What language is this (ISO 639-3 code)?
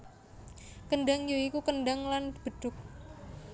jav